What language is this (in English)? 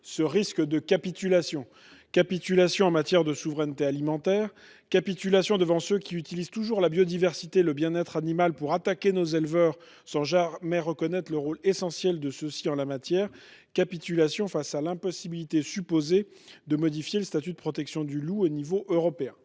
French